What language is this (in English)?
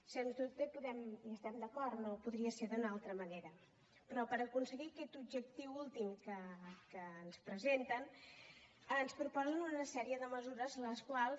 Catalan